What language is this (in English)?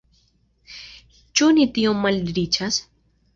Esperanto